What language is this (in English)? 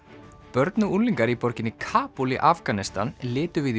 Icelandic